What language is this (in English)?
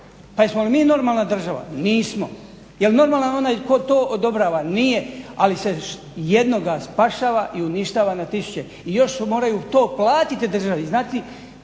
Croatian